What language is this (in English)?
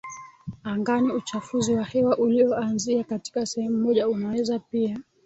Swahili